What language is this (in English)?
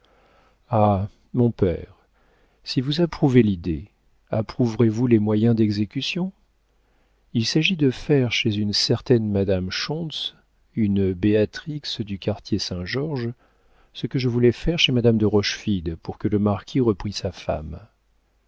French